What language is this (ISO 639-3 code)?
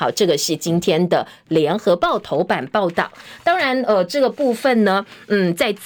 zho